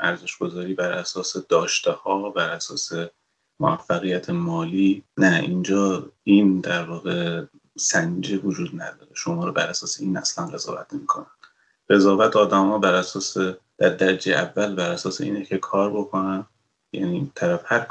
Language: Persian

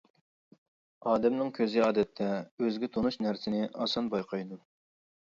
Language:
Uyghur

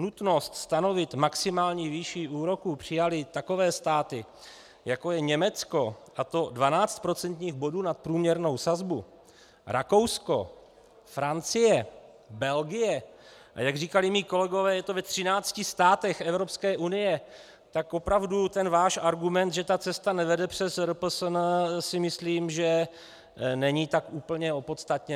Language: Czech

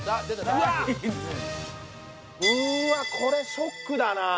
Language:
Japanese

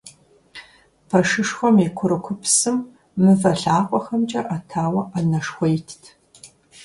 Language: Kabardian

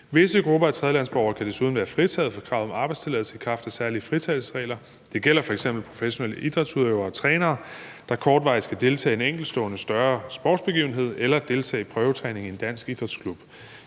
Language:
Danish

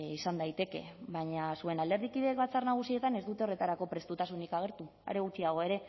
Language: Basque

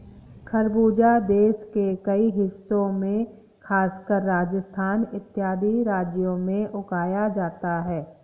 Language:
Hindi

